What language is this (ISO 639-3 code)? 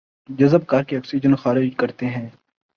urd